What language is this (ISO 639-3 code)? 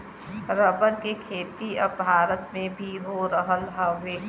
bho